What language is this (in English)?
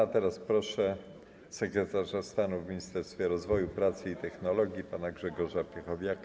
Polish